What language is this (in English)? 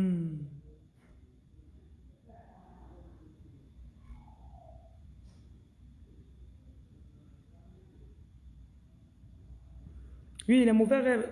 French